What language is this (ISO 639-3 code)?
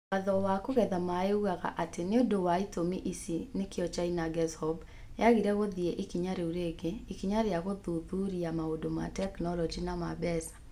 kik